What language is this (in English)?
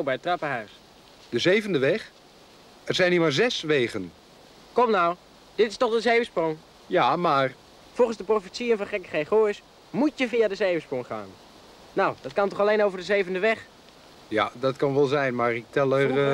Dutch